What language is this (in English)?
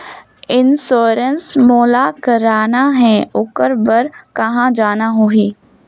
Chhattisgarhi